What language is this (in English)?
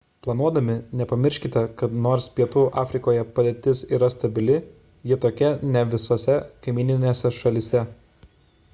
Lithuanian